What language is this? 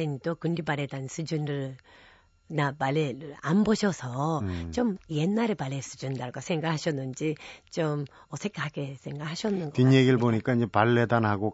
Korean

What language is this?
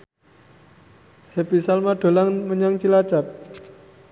Javanese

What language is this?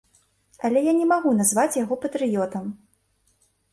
Belarusian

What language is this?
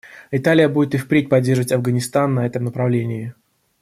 Russian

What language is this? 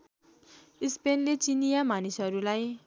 Nepali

